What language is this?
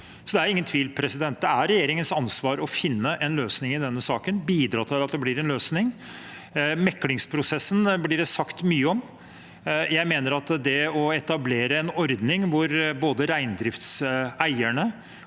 Norwegian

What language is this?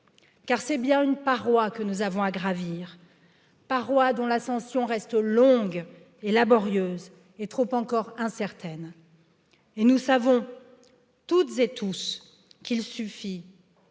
French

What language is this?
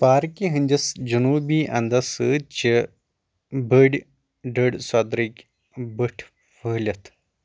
Kashmiri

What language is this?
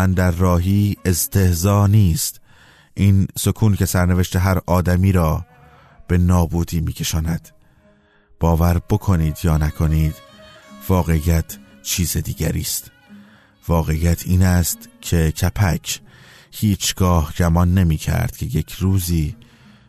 Persian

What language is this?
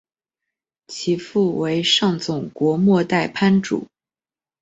Chinese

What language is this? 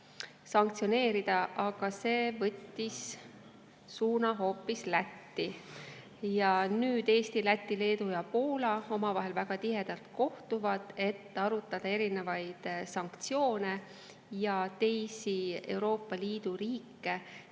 Estonian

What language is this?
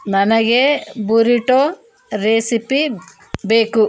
Kannada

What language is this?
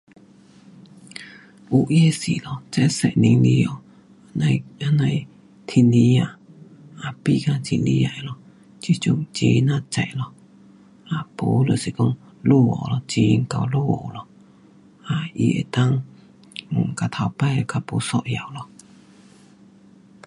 Pu-Xian Chinese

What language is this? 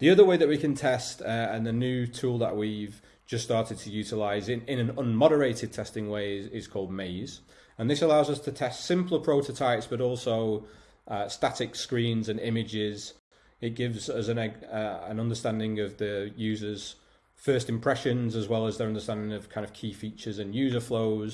English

